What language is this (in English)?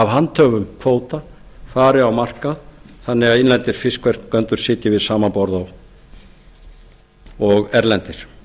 Icelandic